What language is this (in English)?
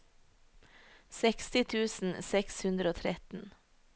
Norwegian